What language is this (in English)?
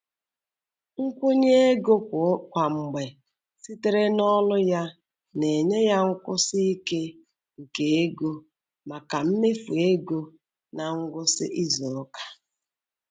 Igbo